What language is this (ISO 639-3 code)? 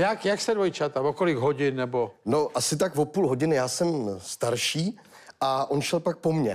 ces